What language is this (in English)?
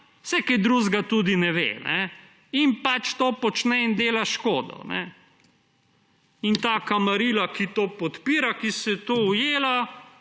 Slovenian